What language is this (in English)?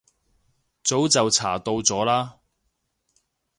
Cantonese